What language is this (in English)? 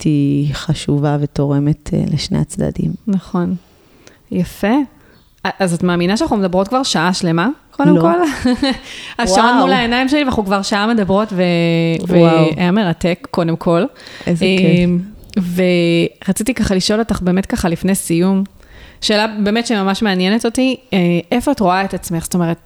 Hebrew